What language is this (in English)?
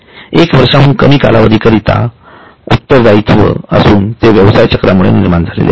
Marathi